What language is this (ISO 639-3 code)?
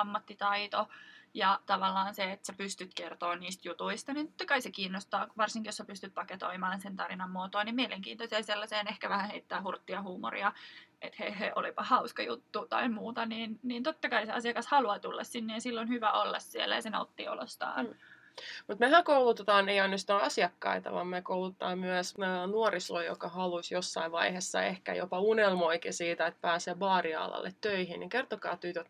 fin